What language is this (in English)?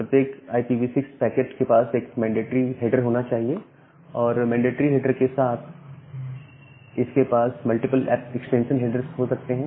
Hindi